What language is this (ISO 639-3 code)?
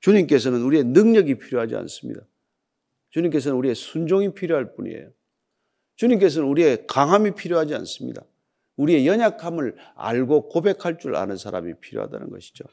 kor